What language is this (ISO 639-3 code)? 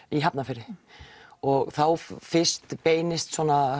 isl